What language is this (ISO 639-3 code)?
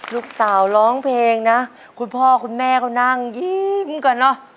tha